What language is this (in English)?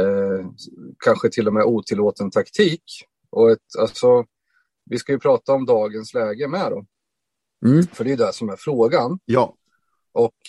Swedish